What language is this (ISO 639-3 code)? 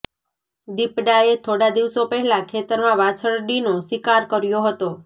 guj